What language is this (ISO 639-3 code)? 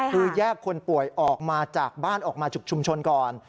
tha